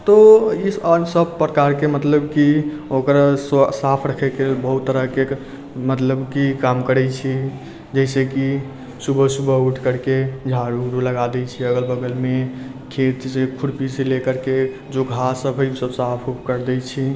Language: Maithili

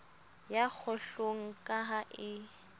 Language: Southern Sotho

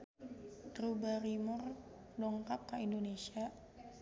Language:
Sundanese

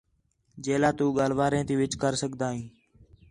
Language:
Khetrani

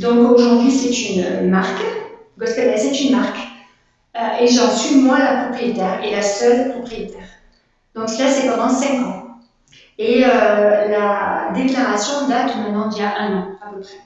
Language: French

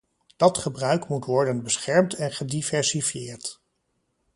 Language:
Dutch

